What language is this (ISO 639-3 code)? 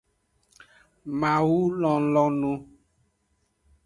ajg